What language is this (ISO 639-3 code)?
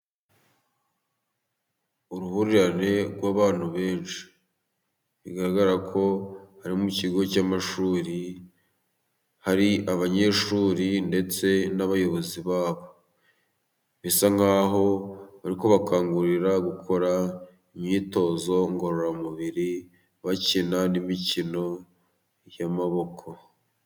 kin